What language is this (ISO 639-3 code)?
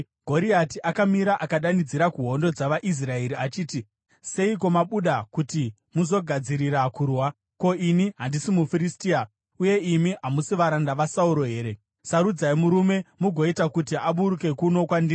sna